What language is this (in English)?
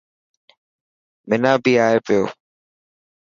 Dhatki